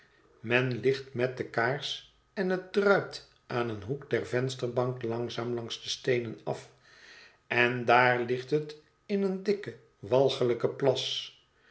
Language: Dutch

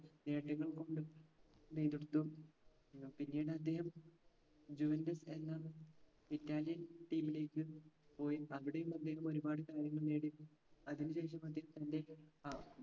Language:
Malayalam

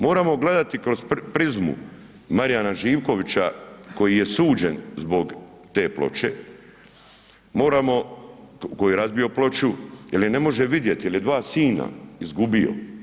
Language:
Croatian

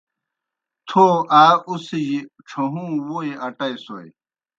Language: Kohistani Shina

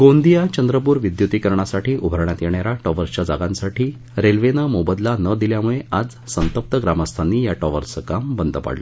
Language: Marathi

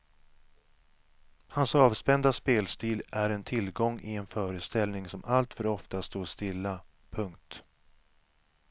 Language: Swedish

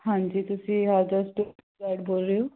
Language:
Punjabi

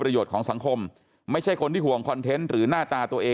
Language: Thai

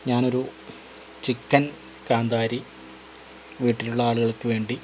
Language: Malayalam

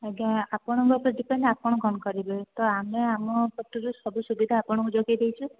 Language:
Odia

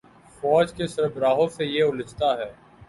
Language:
Urdu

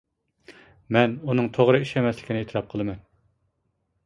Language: Uyghur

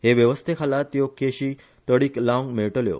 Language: Konkani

